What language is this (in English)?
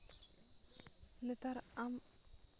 Santali